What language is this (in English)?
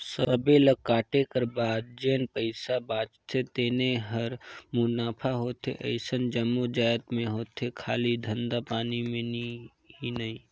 Chhattisgarhi